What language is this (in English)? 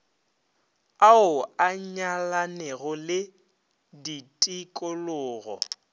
Northern Sotho